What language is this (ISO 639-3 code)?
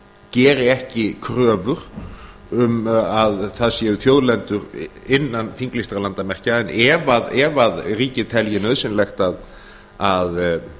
isl